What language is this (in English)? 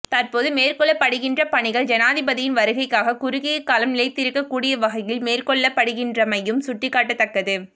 Tamil